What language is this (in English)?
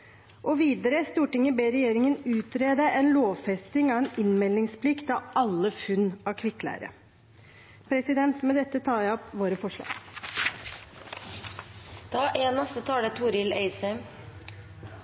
Norwegian